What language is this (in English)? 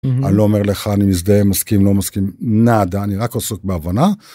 Hebrew